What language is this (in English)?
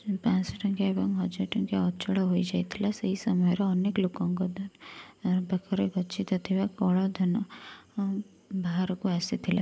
Odia